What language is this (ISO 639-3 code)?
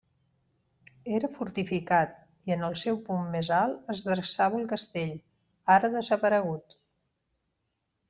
cat